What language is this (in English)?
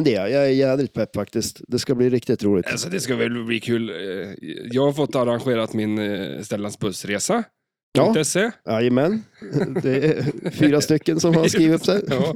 Swedish